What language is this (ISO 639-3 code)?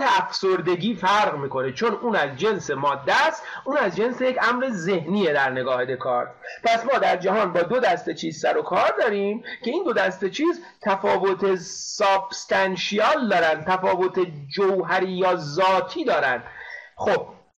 fas